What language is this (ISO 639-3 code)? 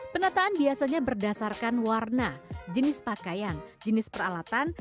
ind